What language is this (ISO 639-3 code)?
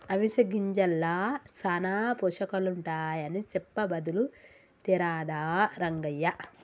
tel